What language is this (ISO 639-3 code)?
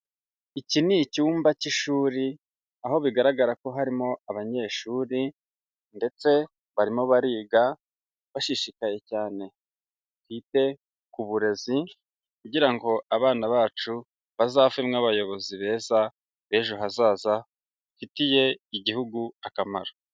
kin